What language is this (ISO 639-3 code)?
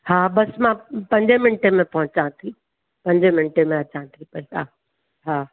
snd